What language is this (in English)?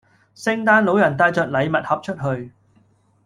Cantonese